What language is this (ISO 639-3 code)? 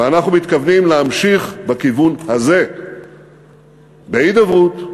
heb